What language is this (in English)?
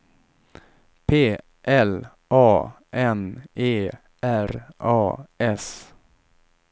Swedish